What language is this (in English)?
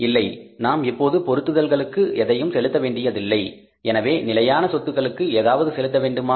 Tamil